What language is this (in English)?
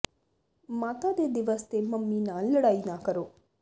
Punjabi